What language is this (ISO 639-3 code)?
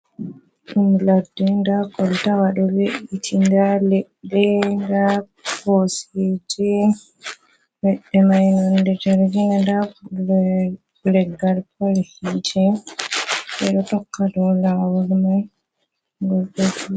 ful